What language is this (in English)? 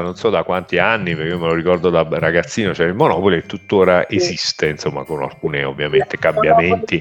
Italian